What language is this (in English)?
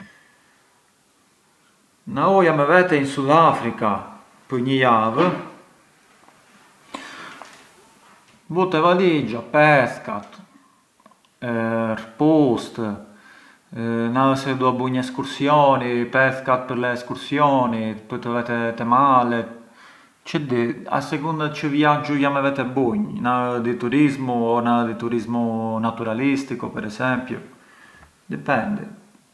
Arbëreshë Albanian